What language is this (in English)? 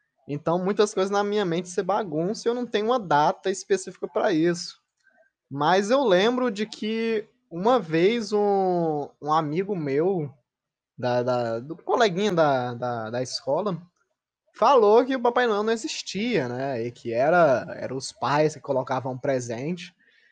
Portuguese